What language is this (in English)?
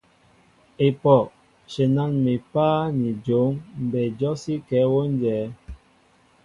Mbo (Cameroon)